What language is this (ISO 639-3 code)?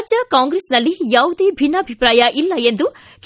kan